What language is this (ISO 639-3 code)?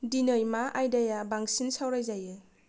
brx